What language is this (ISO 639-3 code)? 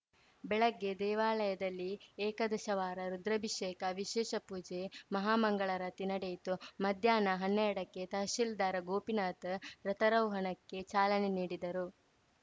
kan